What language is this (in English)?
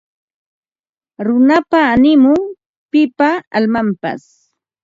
Ambo-Pasco Quechua